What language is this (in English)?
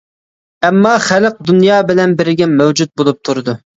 Uyghur